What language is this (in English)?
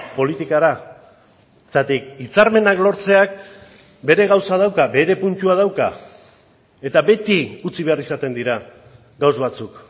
Basque